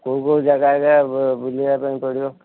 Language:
Odia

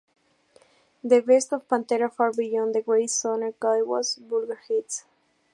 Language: Spanish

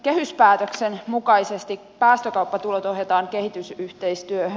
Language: Finnish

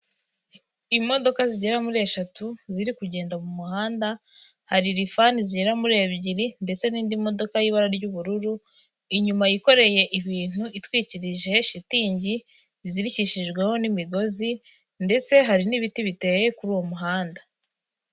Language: Kinyarwanda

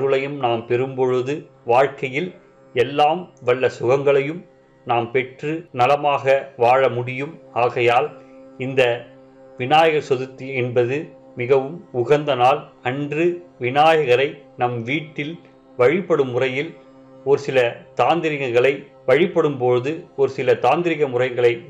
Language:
Tamil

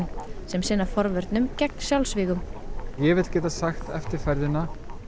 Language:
Icelandic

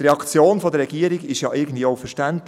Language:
Swiss German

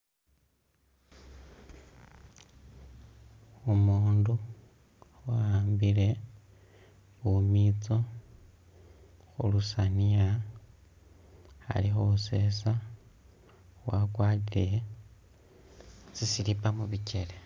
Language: Masaaba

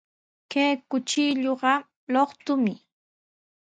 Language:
Sihuas Ancash Quechua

